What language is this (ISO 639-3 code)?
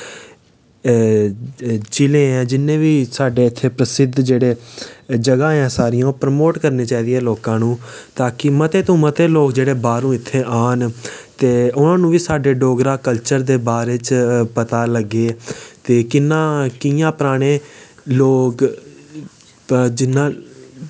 doi